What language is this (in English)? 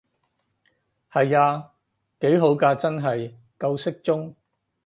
Cantonese